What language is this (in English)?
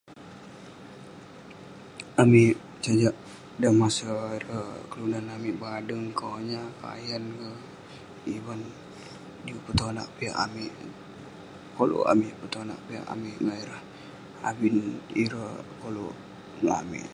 Western Penan